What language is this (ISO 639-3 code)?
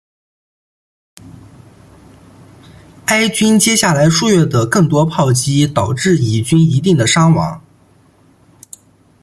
zho